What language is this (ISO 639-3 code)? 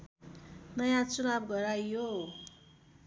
nep